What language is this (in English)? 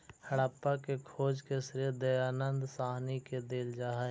Magahi